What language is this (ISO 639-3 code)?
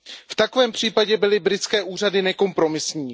ces